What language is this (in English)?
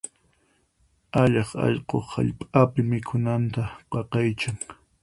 Puno Quechua